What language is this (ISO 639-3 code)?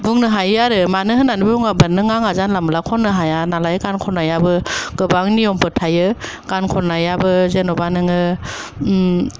brx